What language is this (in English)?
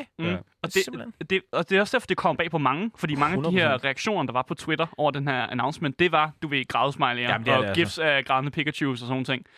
Danish